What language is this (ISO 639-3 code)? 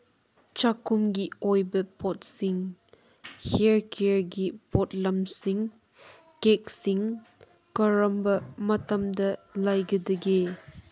mni